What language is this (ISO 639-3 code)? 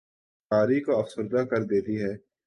urd